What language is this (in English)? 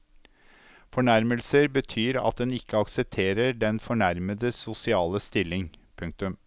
Norwegian